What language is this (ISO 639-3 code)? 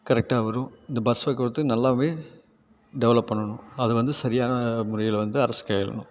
tam